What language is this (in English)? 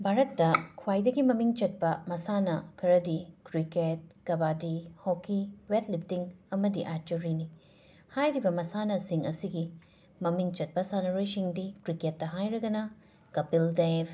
Manipuri